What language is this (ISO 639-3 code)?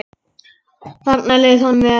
isl